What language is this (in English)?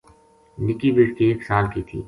Gujari